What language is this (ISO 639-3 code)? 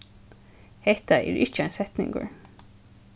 fao